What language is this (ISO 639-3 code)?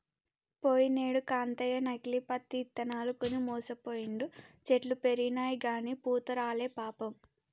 tel